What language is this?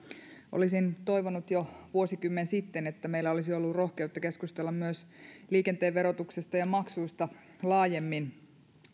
Finnish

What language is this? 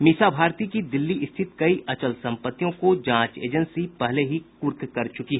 Hindi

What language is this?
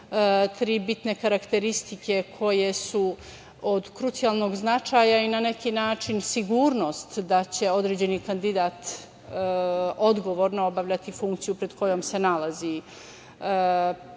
Serbian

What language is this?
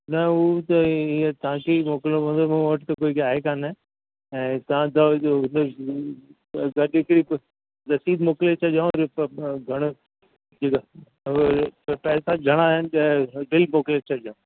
Sindhi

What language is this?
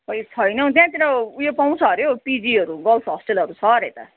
Nepali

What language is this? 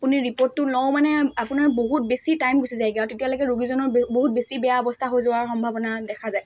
Assamese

